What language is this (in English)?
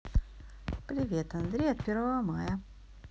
Russian